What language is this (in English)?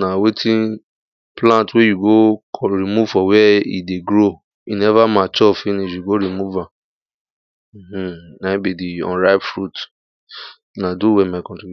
Nigerian Pidgin